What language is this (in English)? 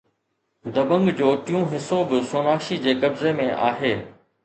Sindhi